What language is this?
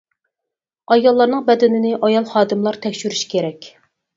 Uyghur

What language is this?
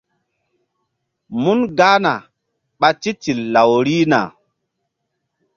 Mbum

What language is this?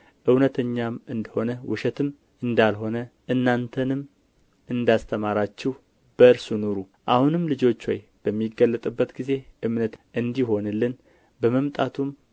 Amharic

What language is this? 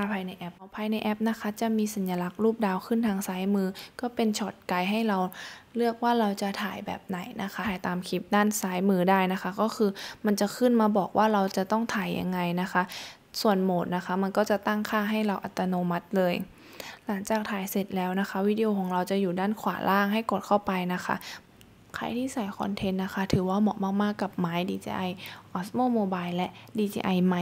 Thai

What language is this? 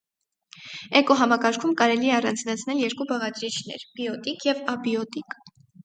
Armenian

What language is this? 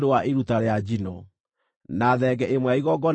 Kikuyu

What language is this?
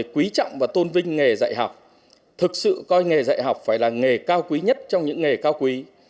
Vietnamese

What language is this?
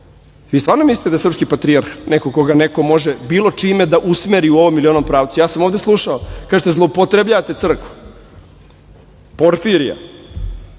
Serbian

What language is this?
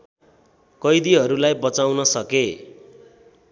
Nepali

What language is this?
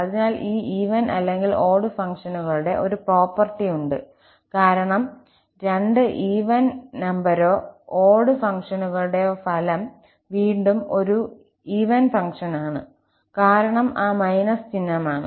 Malayalam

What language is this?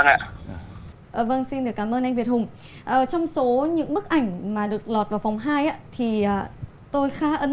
Vietnamese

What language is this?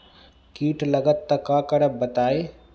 Magahi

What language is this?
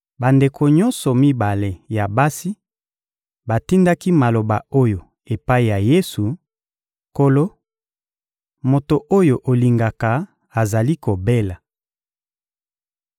Lingala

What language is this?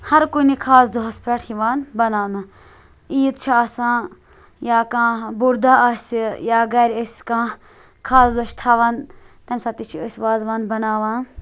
Kashmiri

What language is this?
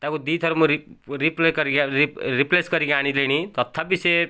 Odia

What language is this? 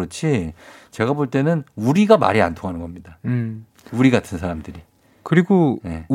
Korean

